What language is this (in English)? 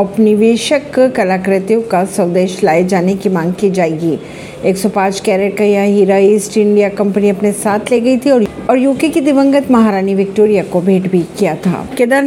Hindi